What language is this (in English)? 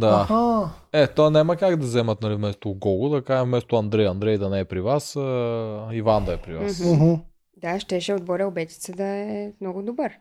Bulgarian